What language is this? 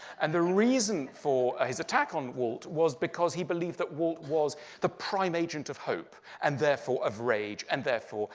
English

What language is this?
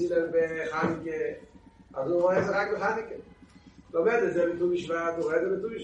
Hebrew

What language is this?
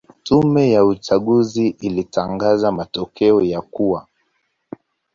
Swahili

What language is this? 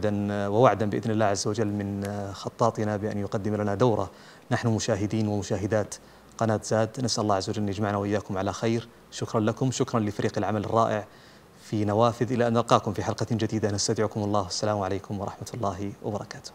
Arabic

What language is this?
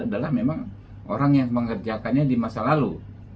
Indonesian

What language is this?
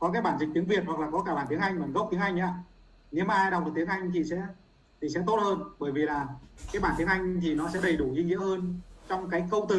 Vietnamese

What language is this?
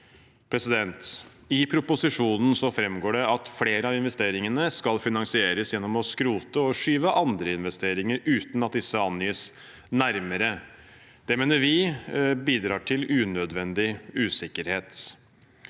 Norwegian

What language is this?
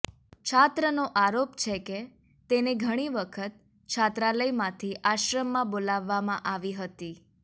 Gujarati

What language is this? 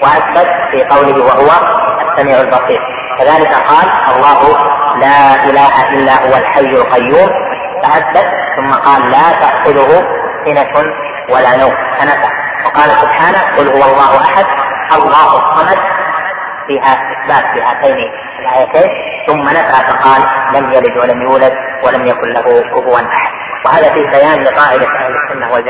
Arabic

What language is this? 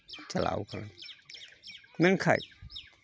Santali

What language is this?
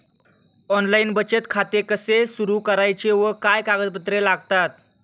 Marathi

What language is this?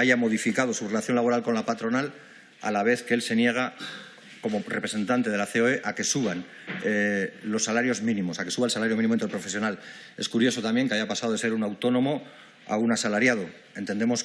Spanish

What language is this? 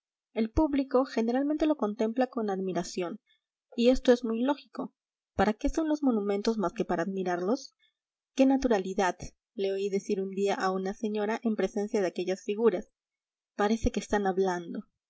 Spanish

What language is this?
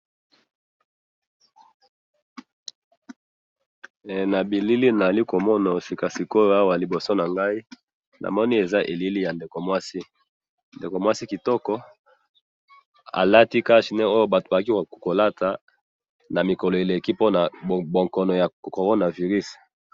Lingala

